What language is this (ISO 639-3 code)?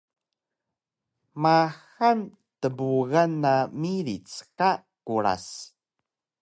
trv